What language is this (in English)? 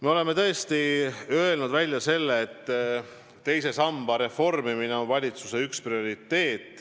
Estonian